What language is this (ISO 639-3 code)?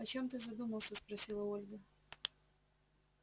rus